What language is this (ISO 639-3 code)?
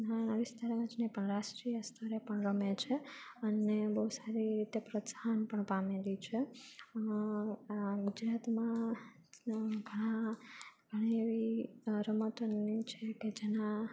guj